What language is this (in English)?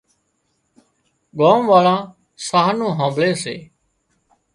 Wadiyara Koli